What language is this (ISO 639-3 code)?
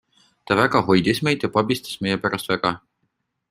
est